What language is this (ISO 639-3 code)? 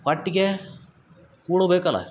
kan